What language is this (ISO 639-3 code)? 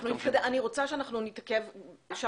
heb